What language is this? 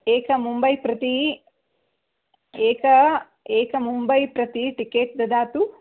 Sanskrit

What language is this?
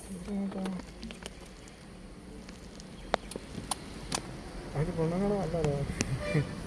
Malayalam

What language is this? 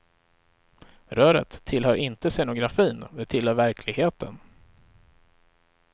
Swedish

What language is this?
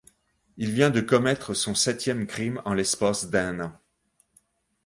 French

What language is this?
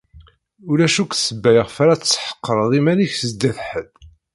Kabyle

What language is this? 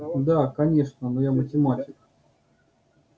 Russian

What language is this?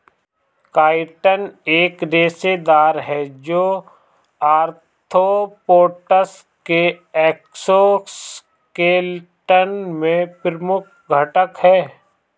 Hindi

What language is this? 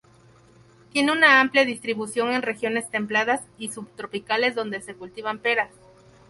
Spanish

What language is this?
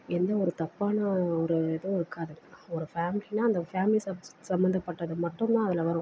Tamil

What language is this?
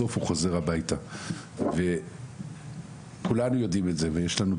Hebrew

